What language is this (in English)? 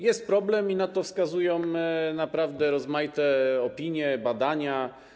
Polish